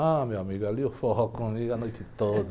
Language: Portuguese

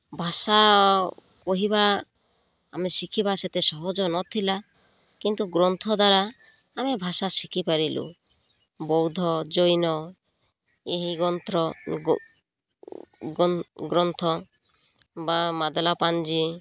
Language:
Odia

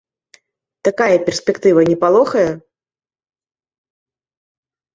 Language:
Belarusian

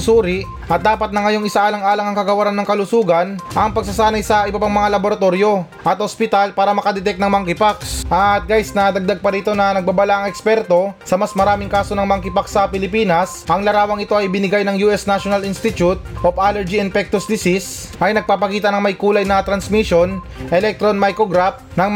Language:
Filipino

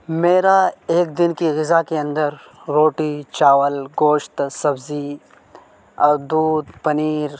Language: Urdu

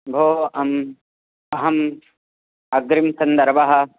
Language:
Sanskrit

